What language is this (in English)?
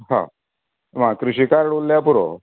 Konkani